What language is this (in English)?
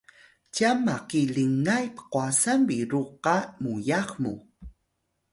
Atayal